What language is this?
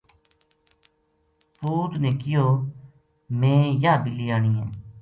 Gujari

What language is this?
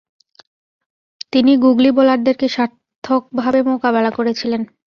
Bangla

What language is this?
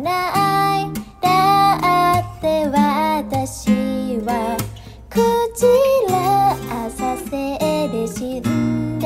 Korean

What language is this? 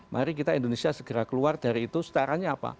Indonesian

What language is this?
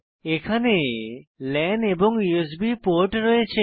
Bangla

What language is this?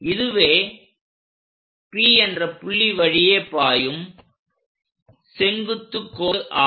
Tamil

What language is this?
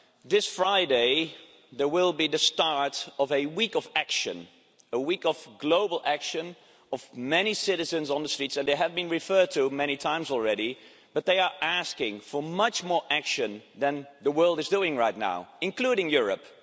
English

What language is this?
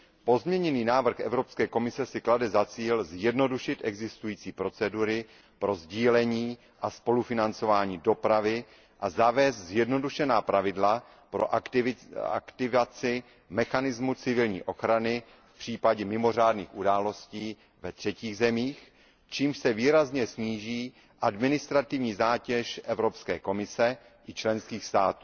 Czech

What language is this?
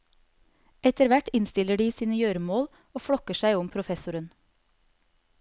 Norwegian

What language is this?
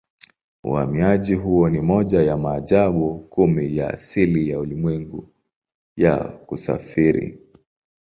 Swahili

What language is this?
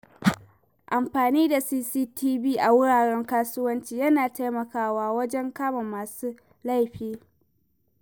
Hausa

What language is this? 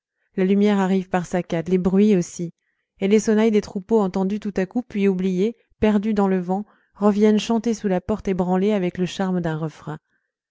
French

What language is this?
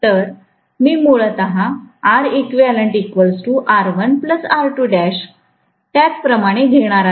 Marathi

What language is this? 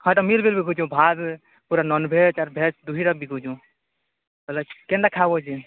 Odia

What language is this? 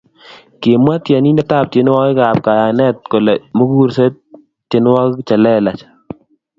Kalenjin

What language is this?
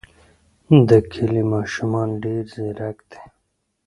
Pashto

